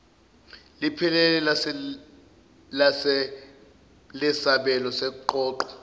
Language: Zulu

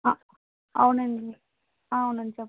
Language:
Telugu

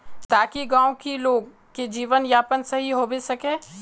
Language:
Magahi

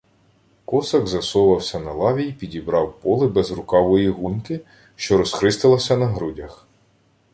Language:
Ukrainian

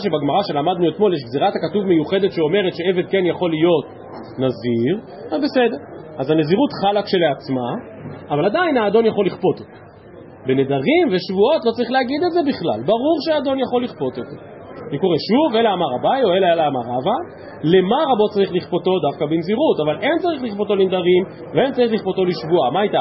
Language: Hebrew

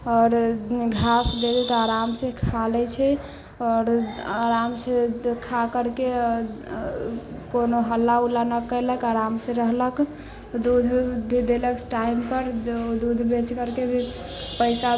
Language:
Maithili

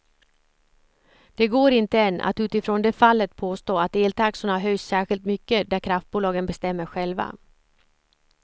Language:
Swedish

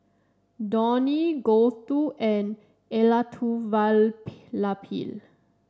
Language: English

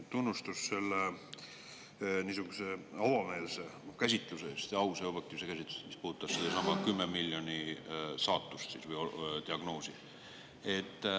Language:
Estonian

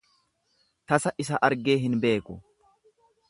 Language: Oromo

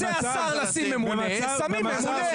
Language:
Hebrew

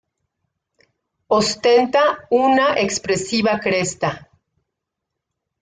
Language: Spanish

